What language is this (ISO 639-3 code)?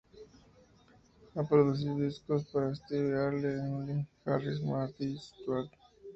spa